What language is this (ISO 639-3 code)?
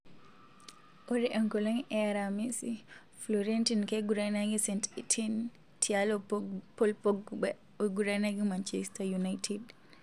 mas